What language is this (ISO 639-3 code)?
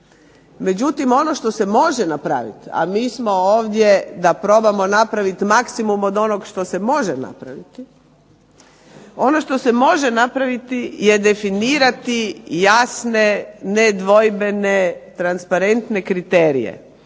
hrv